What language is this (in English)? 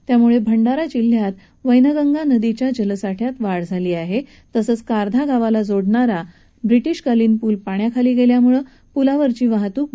Marathi